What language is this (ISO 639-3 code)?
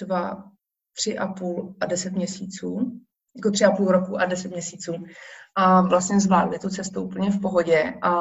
ces